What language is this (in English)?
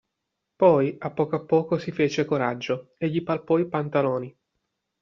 Italian